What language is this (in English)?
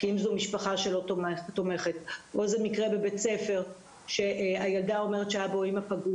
Hebrew